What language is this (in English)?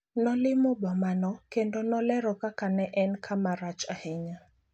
Luo (Kenya and Tanzania)